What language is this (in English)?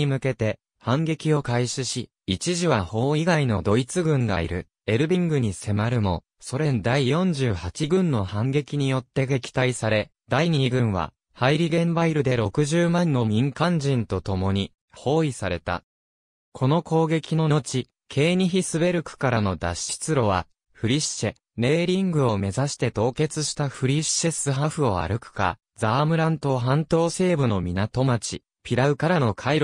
Japanese